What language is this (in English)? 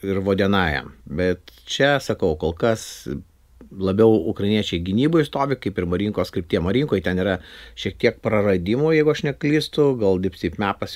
Lithuanian